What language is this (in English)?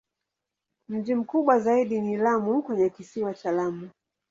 Swahili